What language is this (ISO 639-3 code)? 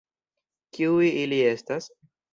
epo